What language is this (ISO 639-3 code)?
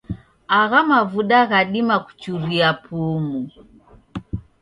dav